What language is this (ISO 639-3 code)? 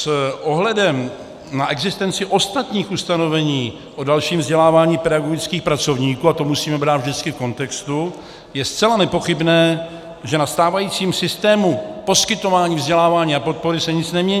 ces